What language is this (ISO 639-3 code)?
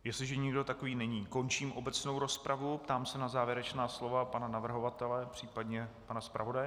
ces